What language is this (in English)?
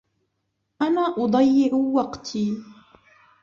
Arabic